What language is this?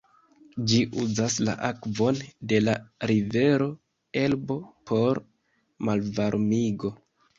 Esperanto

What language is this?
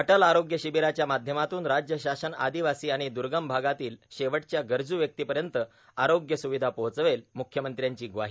Marathi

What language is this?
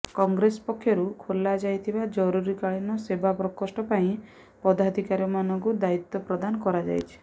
Odia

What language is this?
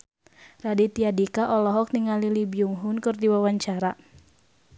Sundanese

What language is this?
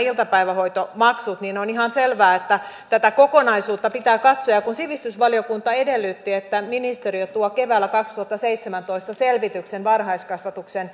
Finnish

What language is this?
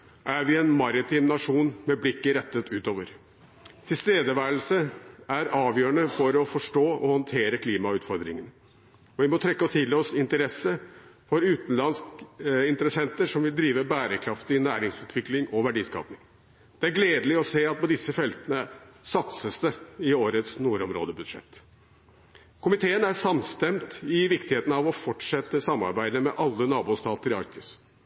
Norwegian Bokmål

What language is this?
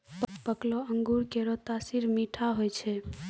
Maithili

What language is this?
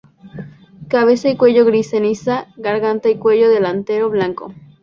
Spanish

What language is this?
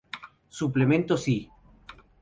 Spanish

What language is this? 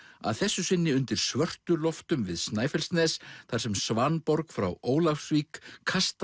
Icelandic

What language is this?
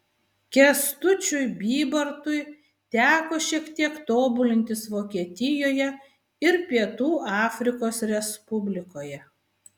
Lithuanian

